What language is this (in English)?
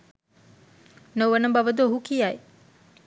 Sinhala